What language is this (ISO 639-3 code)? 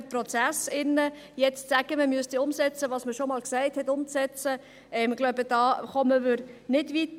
gsw